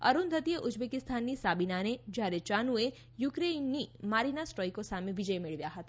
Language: Gujarati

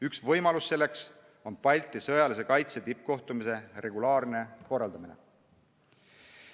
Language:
Estonian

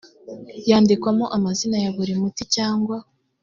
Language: Kinyarwanda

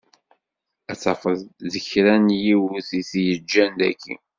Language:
Kabyle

